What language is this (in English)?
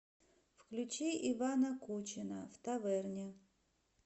Russian